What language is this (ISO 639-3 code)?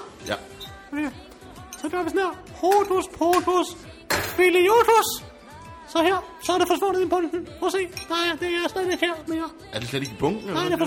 dan